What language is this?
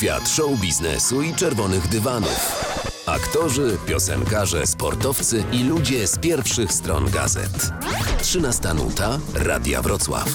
Polish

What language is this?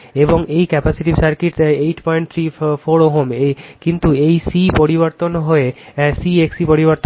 Bangla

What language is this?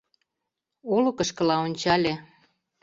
Mari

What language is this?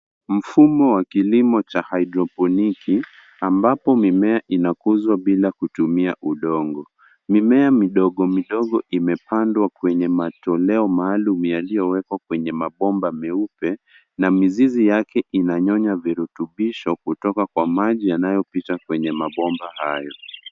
Swahili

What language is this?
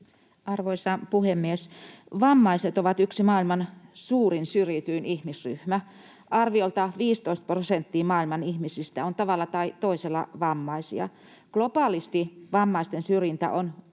Finnish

